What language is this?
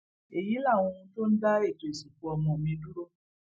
Yoruba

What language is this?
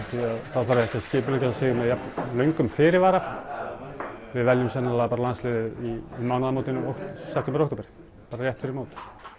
Icelandic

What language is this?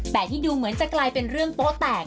Thai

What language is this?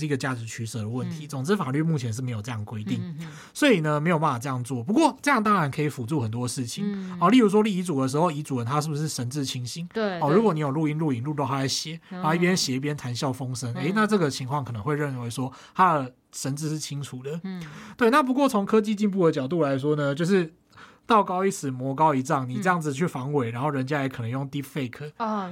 Chinese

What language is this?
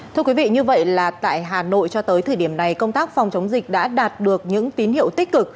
Vietnamese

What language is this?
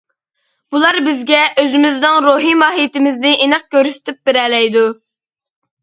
Uyghur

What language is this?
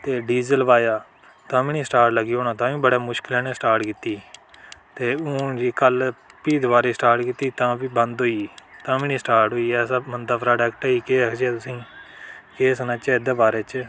Dogri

